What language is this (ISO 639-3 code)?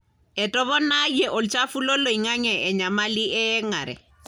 mas